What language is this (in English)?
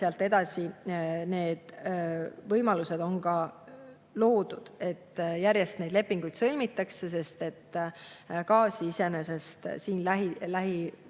Estonian